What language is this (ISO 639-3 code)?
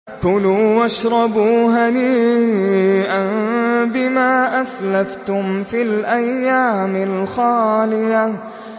ara